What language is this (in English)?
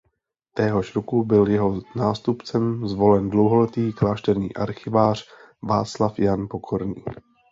Czech